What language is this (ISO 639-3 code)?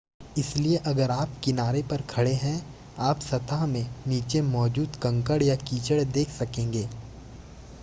hin